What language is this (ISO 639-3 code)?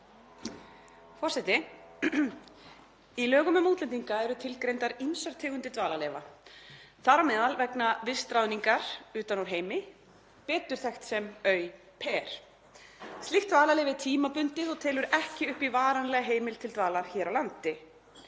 isl